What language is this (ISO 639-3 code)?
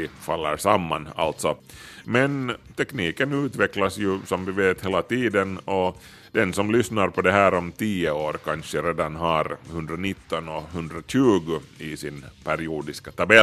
swe